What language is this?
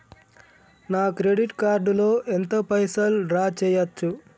Telugu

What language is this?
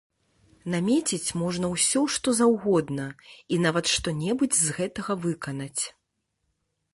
Belarusian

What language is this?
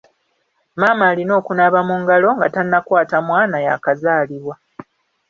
Ganda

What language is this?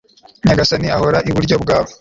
Kinyarwanda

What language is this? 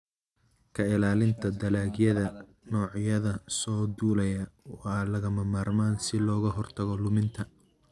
Somali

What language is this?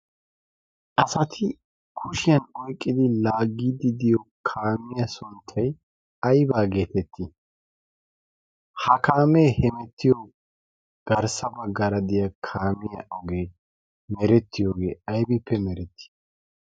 Wolaytta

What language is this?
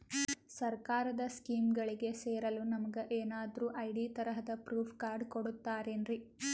Kannada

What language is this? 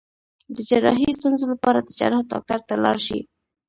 Pashto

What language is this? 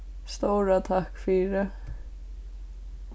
Faroese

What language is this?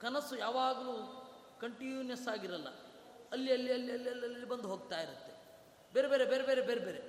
Kannada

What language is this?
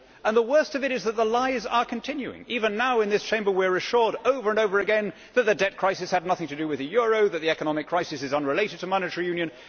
English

